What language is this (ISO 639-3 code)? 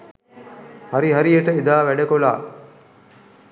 sin